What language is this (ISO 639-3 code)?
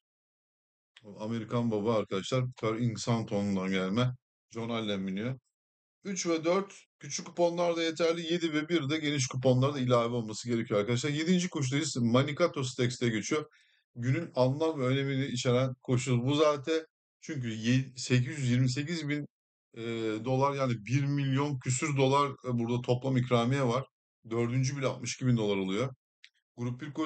tur